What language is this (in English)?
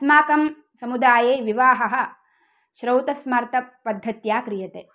Sanskrit